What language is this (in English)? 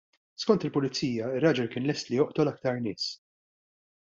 Maltese